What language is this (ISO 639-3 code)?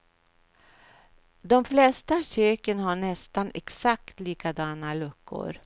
swe